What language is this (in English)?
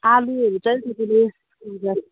Nepali